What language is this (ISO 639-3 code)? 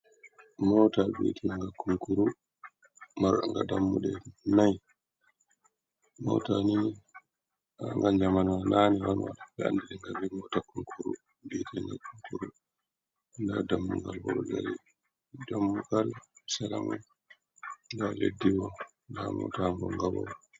ful